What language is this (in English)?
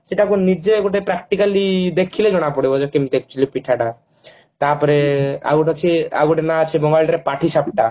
Odia